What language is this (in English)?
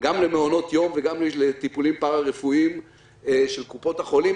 Hebrew